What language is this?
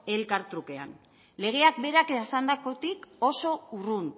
Basque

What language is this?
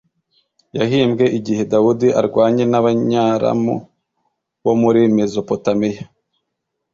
Kinyarwanda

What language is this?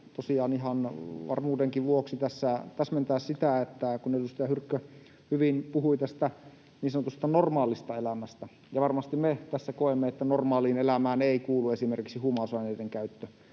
Finnish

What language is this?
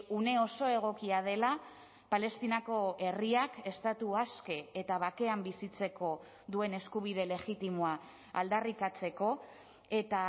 Basque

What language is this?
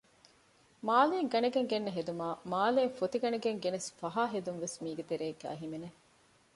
Divehi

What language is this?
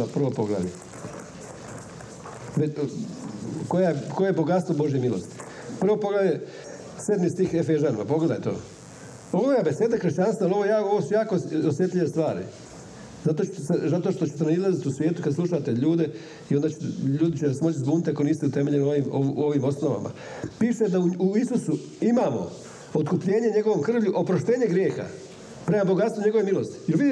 Croatian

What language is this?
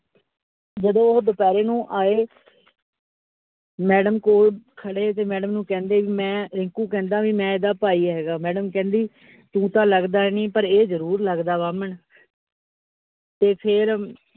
Punjabi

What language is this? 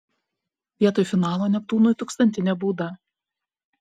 Lithuanian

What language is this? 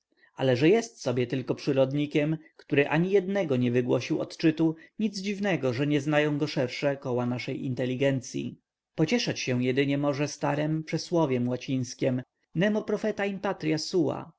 Polish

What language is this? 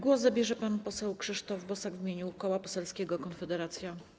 Polish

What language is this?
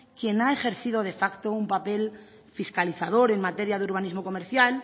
Spanish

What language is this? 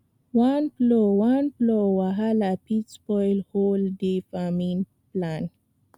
Nigerian Pidgin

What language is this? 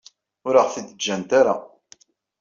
Kabyle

